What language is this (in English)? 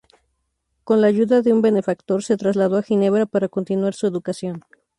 Spanish